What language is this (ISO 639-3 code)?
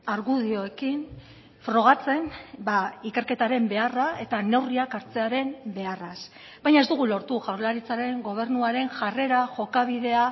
eus